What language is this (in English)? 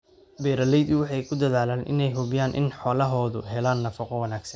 Somali